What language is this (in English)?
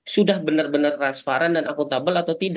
Indonesian